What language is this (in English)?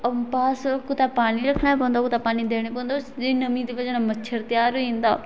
Dogri